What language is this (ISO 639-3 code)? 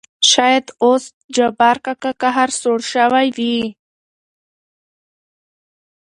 pus